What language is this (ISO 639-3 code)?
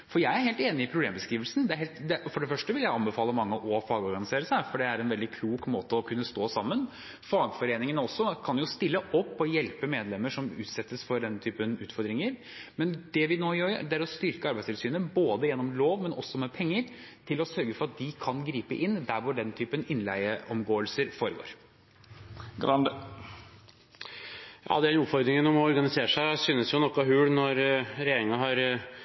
nob